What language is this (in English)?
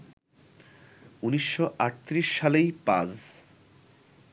Bangla